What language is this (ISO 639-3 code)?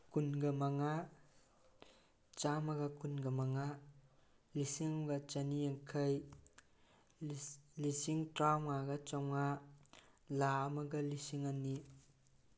mni